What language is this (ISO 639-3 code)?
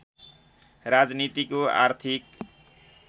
nep